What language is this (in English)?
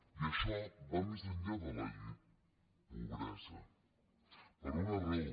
Catalan